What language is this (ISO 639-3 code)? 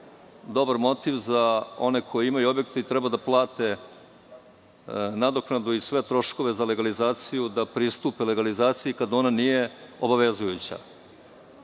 srp